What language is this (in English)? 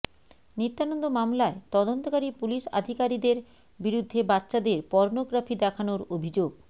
Bangla